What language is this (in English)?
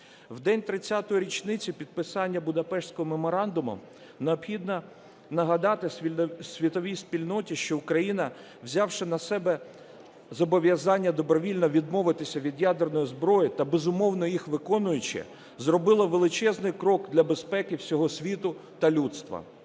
Ukrainian